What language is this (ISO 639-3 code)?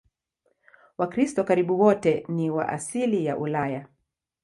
swa